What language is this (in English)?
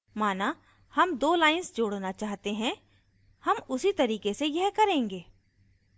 Hindi